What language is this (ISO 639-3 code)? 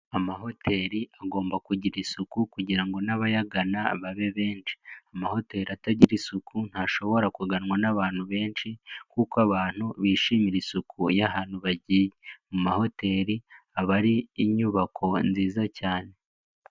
kin